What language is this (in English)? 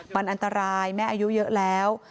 Thai